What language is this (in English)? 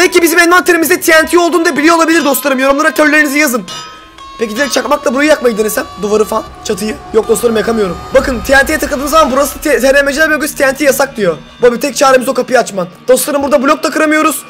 Turkish